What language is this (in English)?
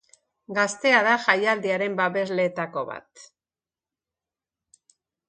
Basque